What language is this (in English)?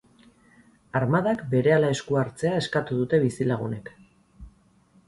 Basque